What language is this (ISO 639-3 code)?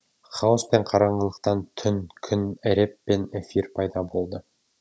kaz